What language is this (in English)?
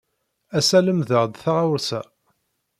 Kabyle